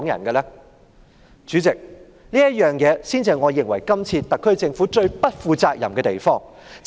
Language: Cantonese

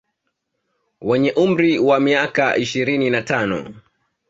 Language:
Swahili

